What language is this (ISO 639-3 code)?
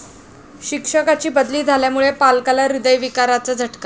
mar